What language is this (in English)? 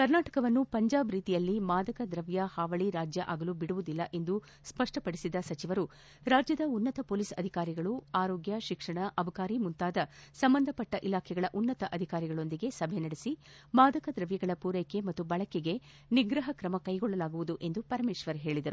Kannada